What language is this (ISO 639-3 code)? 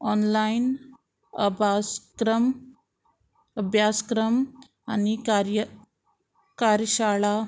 kok